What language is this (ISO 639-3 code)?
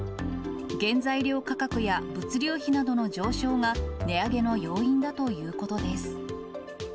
jpn